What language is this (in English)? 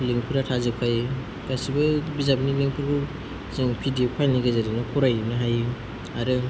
Bodo